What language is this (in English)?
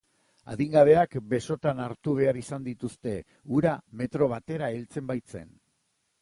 Basque